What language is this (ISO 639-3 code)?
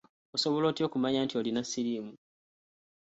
lug